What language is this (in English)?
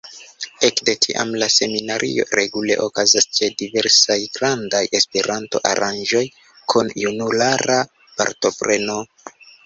Esperanto